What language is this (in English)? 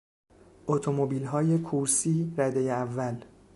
Persian